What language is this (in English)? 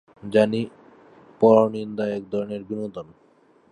Bangla